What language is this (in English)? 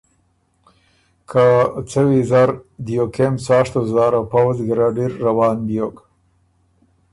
Ormuri